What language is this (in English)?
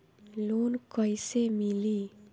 Bhojpuri